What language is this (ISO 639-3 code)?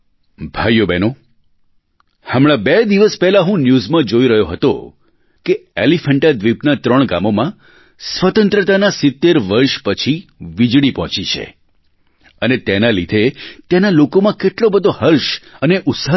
guj